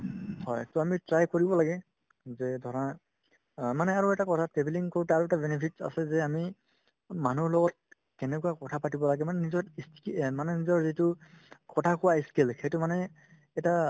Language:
Assamese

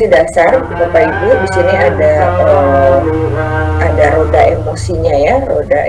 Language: Indonesian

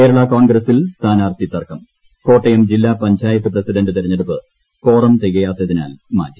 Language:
Malayalam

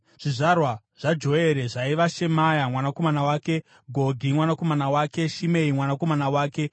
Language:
Shona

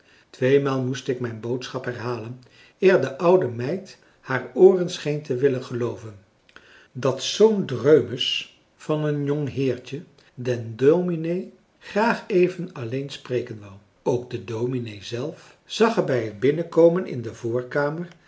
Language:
Dutch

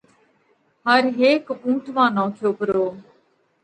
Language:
Parkari Koli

